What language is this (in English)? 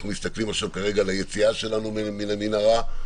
Hebrew